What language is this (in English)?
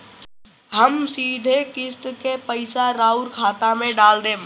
Bhojpuri